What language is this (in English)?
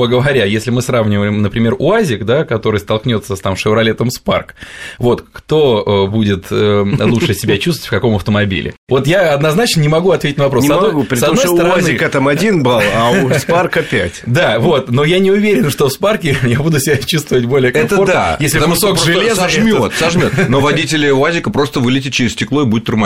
Russian